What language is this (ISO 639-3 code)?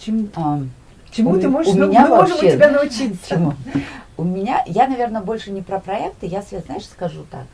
rus